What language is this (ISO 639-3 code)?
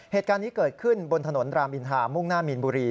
tha